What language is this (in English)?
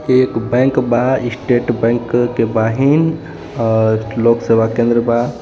Bhojpuri